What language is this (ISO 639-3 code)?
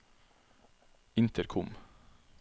nor